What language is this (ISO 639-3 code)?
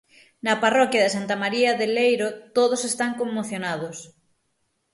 glg